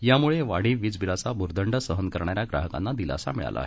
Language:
Marathi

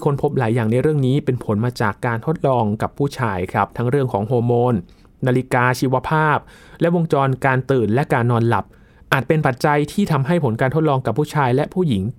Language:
Thai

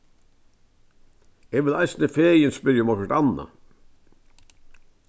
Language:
Faroese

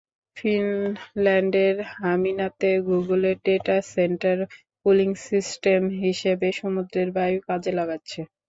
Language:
Bangla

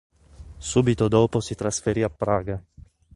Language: Italian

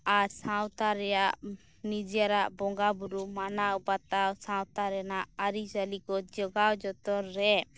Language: Santali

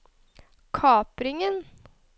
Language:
Norwegian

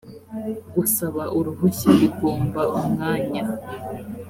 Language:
Kinyarwanda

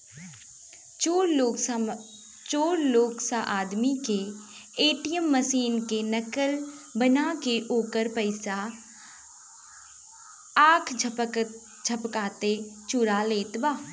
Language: Bhojpuri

